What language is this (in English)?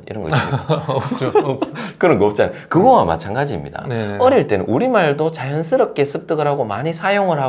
Korean